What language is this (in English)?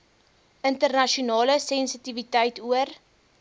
Afrikaans